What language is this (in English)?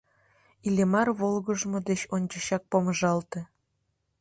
Mari